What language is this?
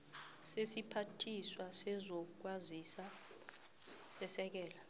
South Ndebele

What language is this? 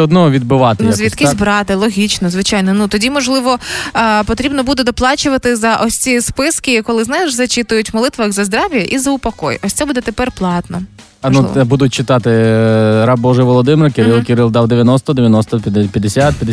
Ukrainian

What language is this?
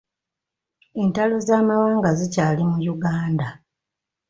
Ganda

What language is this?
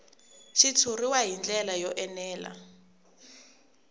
Tsonga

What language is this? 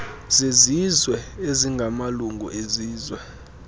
Xhosa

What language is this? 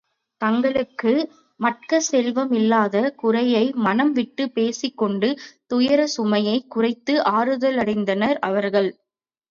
Tamil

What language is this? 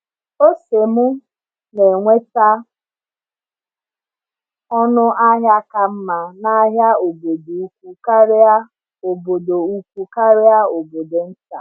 Igbo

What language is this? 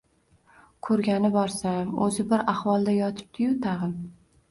Uzbek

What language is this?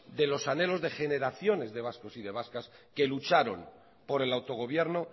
Spanish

